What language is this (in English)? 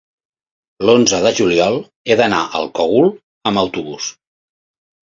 Catalan